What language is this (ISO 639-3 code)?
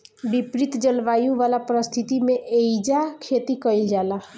bho